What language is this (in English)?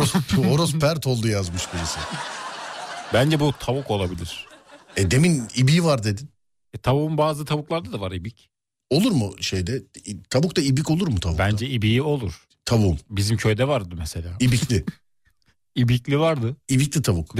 Turkish